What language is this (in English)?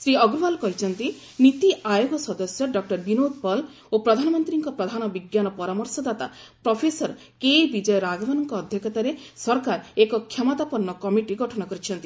Odia